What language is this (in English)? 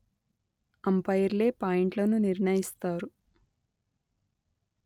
Telugu